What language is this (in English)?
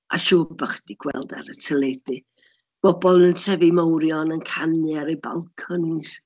Welsh